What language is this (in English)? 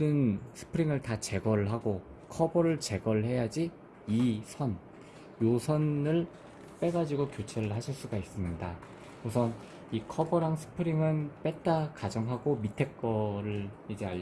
Korean